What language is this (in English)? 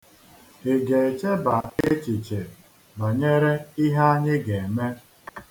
Igbo